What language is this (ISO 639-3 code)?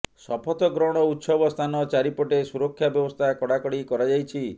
ori